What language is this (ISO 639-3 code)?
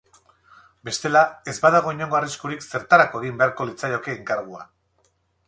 eus